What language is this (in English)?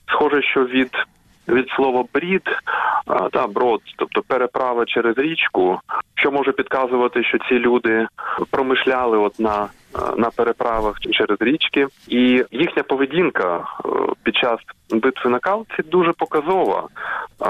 Ukrainian